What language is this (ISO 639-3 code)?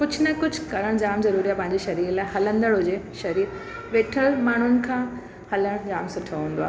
snd